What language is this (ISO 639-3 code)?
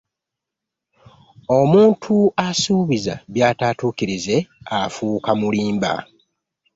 lug